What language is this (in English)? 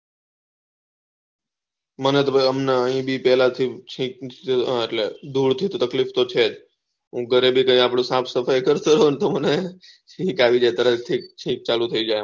Gujarati